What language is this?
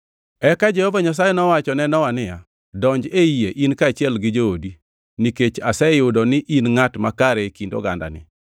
Luo (Kenya and Tanzania)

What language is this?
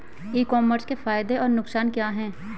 Hindi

